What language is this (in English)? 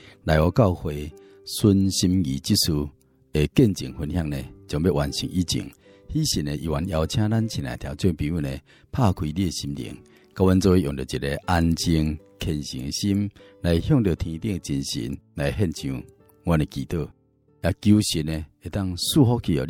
Chinese